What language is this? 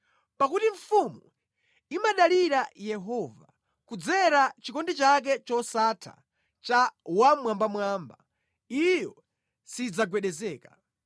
Nyanja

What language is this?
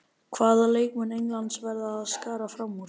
Icelandic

